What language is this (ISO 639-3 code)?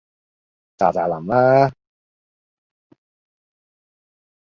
yue